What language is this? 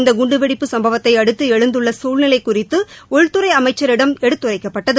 Tamil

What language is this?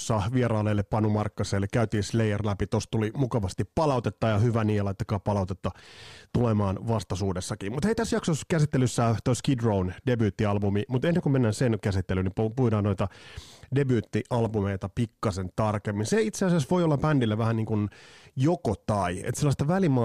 Finnish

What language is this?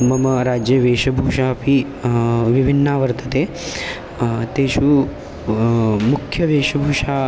Sanskrit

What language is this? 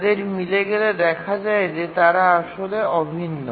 Bangla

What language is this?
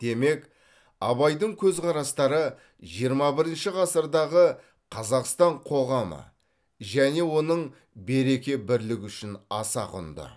Kazakh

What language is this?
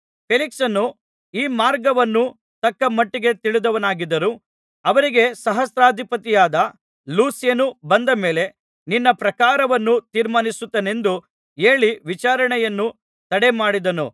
Kannada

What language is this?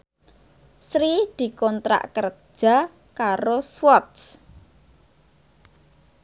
Javanese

